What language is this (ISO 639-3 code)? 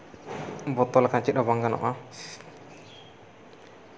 sat